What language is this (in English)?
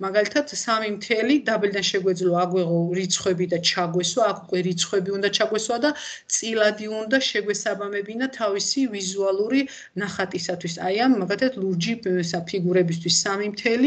Romanian